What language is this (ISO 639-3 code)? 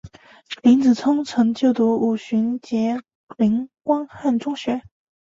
zho